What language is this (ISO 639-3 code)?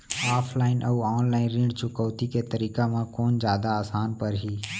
hne